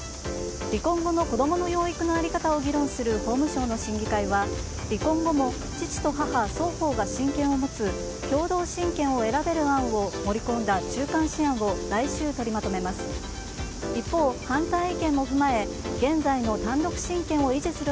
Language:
Japanese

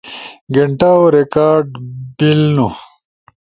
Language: Ushojo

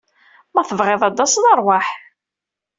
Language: Kabyle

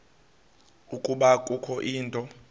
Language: Xhosa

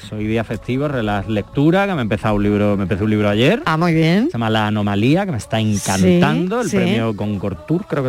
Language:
Spanish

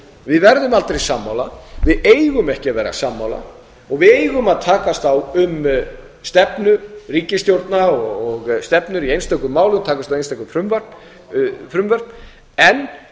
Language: Icelandic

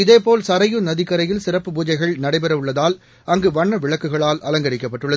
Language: Tamil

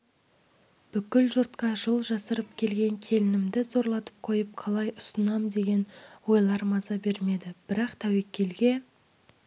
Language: Kazakh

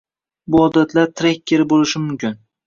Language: Uzbek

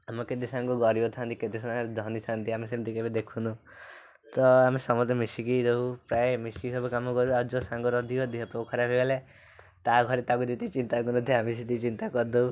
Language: Odia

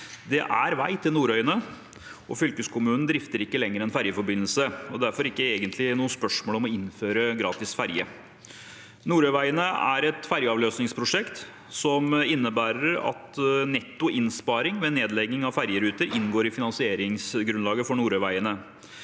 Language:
Norwegian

